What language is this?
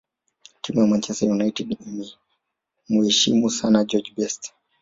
Swahili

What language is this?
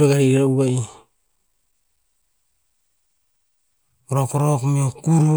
Tinputz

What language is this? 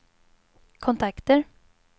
Swedish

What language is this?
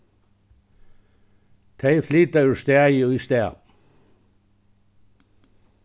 Faroese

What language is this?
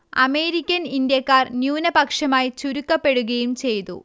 Malayalam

